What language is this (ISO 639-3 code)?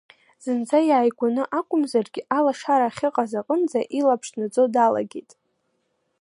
abk